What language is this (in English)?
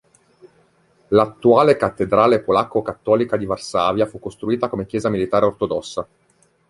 Italian